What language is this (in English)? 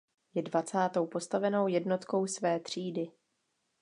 Czech